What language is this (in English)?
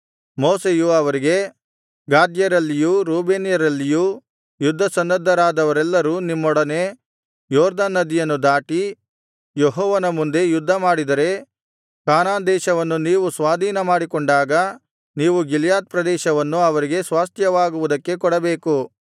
Kannada